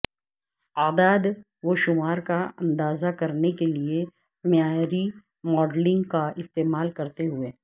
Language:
Urdu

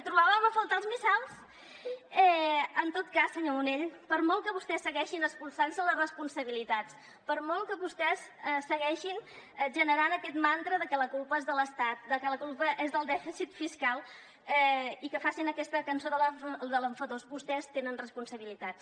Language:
Catalan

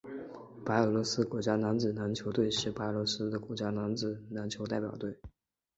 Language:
Chinese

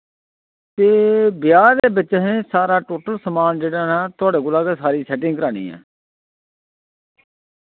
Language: Dogri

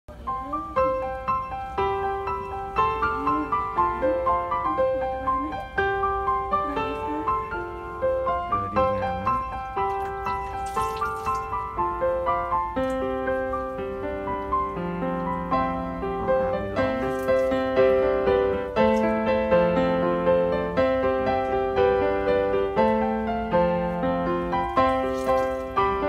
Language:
Thai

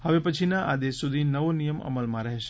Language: Gujarati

